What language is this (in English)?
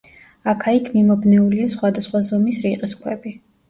Georgian